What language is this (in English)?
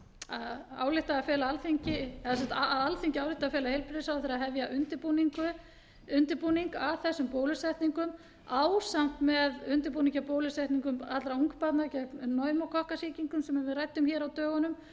Icelandic